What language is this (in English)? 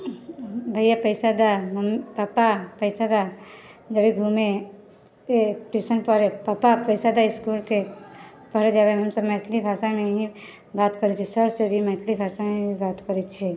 Maithili